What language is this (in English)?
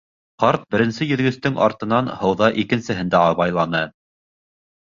Bashkir